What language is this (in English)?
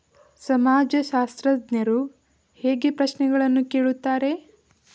Kannada